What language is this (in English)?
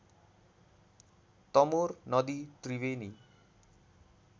Nepali